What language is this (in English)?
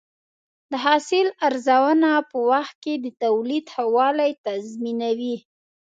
Pashto